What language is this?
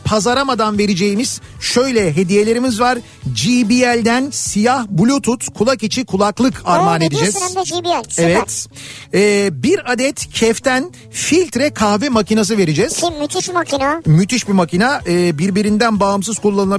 Turkish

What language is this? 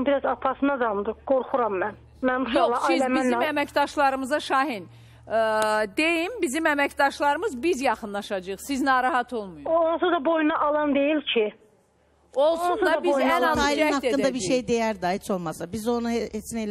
Turkish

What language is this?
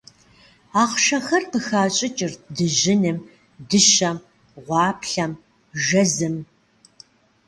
Kabardian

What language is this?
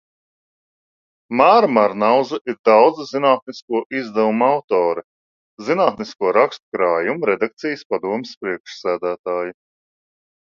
Latvian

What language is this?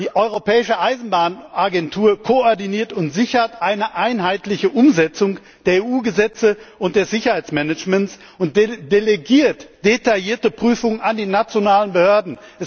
German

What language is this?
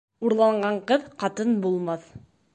Bashkir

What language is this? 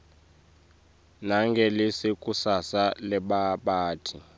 Swati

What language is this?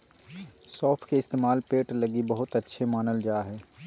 Magahi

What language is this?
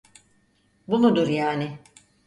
Turkish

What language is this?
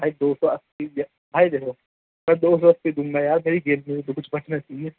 Urdu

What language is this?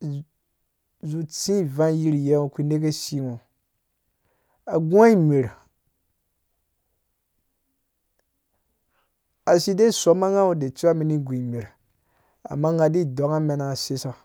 Dũya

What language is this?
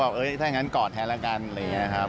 Thai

